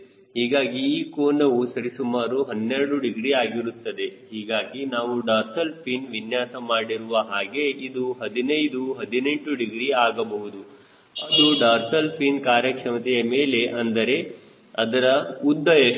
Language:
Kannada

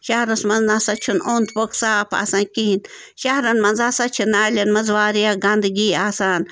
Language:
Kashmiri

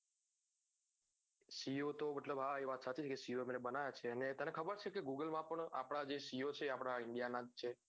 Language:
Gujarati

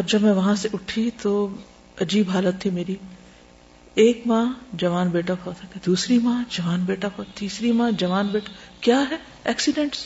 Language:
Urdu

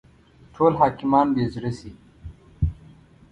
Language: Pashto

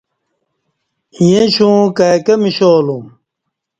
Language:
Kati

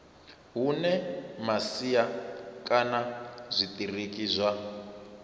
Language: Venda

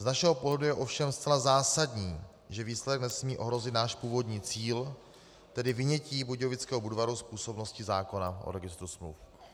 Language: Czech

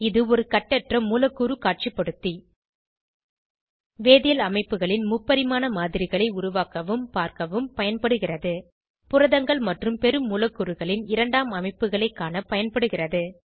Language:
Tamil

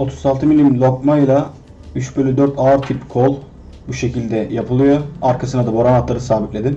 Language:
Turkish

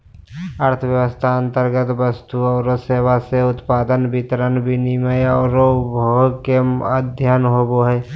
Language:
Magahi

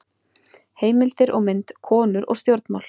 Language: Icelandic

